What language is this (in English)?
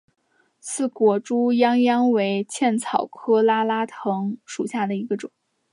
Chinese